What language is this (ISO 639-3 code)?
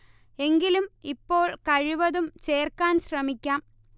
mal